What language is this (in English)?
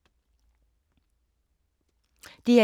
Danish